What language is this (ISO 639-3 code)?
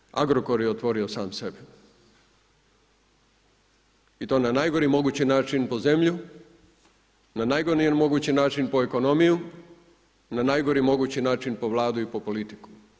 hrv